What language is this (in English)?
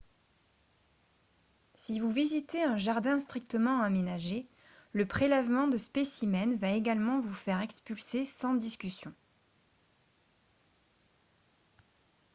French